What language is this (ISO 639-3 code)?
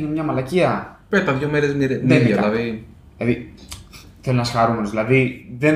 ell